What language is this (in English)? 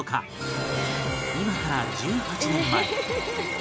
Japanese